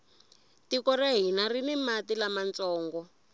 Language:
Tsonga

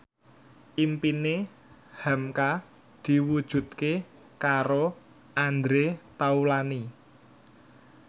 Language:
Javanese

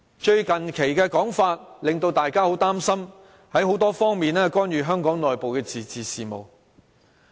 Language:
Cantonese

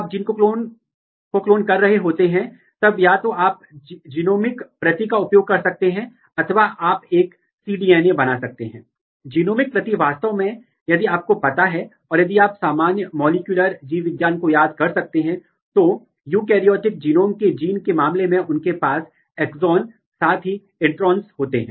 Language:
Hindi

